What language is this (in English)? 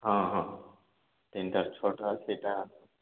Odia